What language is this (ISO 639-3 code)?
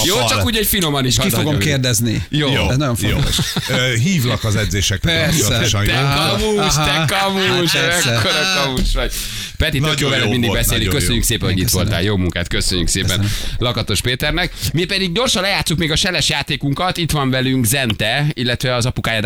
hun